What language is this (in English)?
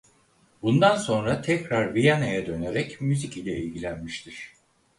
Turkish